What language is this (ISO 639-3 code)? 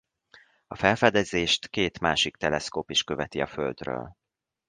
hun